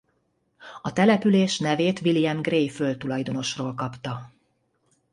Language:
Hungarian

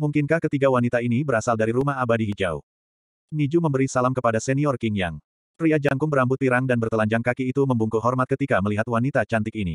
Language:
Indonesian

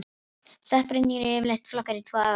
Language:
Icelandic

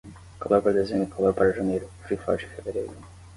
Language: Portuguese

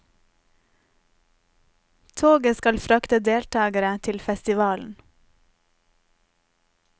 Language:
Norwegian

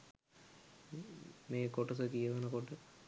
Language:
Sinhala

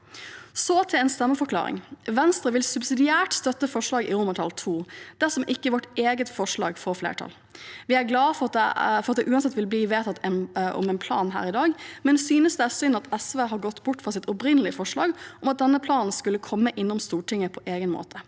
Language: Norwegian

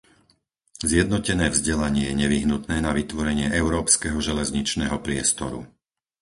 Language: Slovak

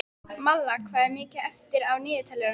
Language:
Icelandic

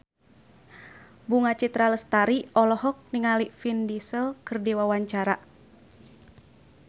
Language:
Sundanese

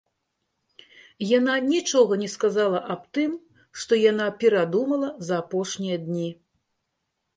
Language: Belarusian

